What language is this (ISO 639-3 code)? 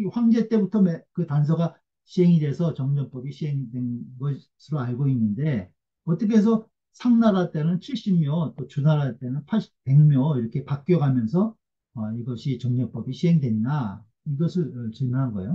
kor